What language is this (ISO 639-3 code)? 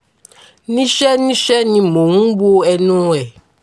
yor